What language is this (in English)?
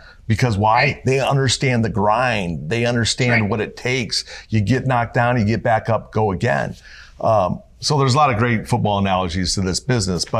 English